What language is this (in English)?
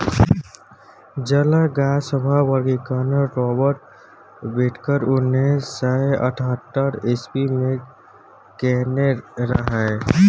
Maithili